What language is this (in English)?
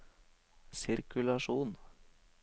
Norwegian